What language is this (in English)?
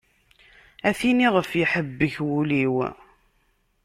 Kabyle